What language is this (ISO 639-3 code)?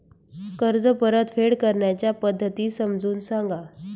mar